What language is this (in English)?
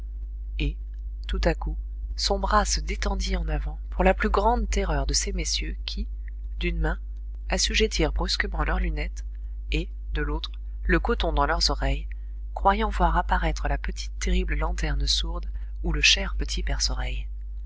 French